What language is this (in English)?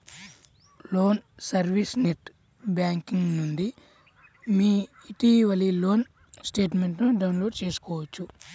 Telugu